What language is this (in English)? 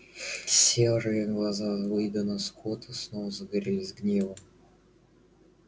Russian